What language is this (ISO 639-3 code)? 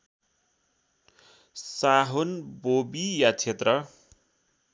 nep